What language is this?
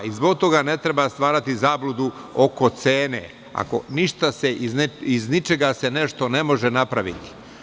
Serbian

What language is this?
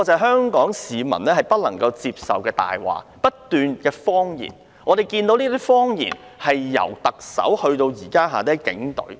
Cantonese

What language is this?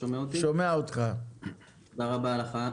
Hebrew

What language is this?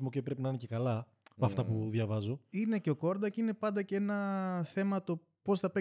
Greek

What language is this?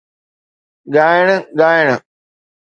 Sindhi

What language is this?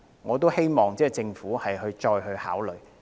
Cantonese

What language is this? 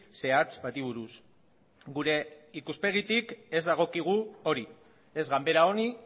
Basque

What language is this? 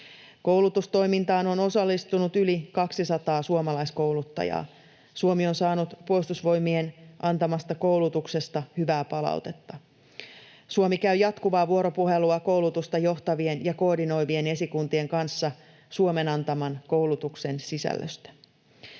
Finnish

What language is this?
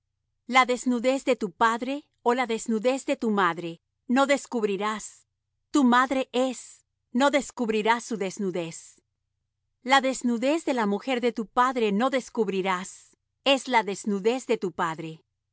Spanish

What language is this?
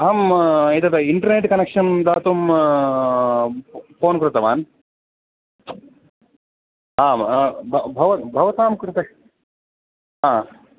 Sanskrit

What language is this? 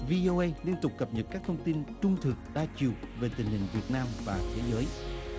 Vietnamese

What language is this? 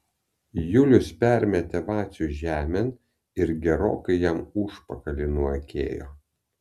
Lithuanian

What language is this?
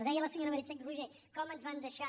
Catalan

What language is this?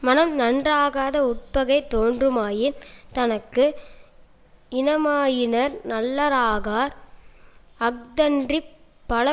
Tamil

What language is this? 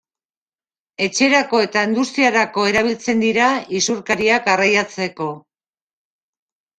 Basque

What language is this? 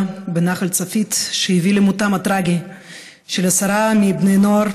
Hebrew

